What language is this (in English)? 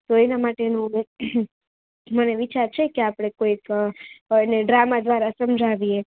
Gujarati